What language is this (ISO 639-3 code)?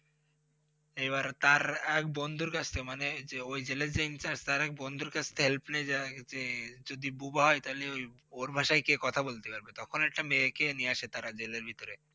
ben